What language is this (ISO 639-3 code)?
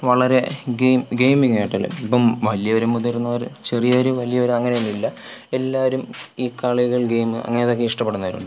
mal